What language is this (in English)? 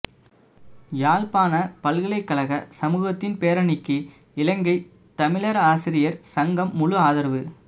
Tamil